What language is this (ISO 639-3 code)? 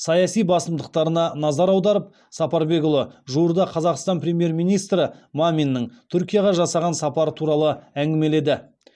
kaz